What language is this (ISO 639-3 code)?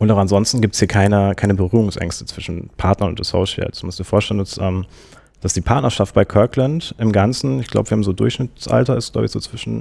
deu